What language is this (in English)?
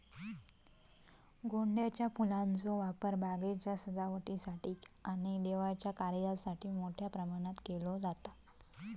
Marathi